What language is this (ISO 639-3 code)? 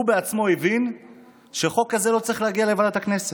heb